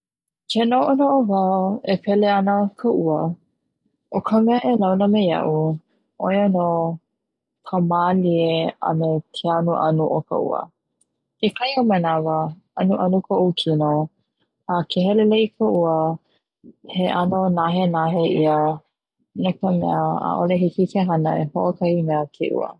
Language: Hawaiian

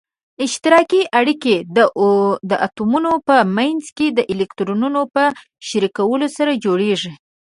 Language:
Pashto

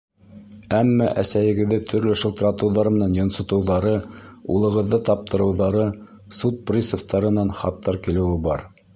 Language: Bashkir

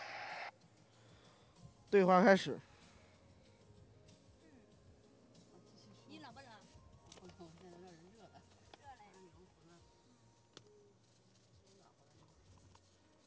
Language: Chinese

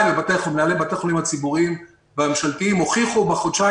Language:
Hebrew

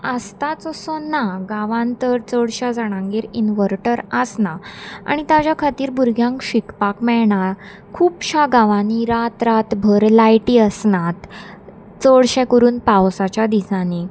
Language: Konkani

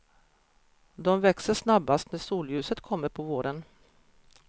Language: Swedish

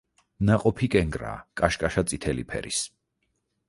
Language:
Georgian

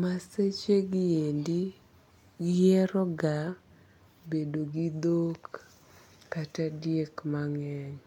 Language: Luo (Kenya and Tanzania)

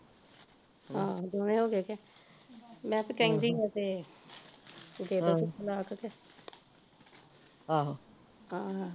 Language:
Punjabi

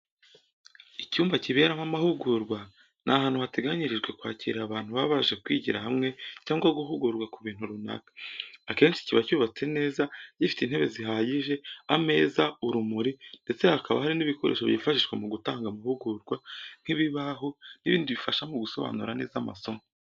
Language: Kinyarwanda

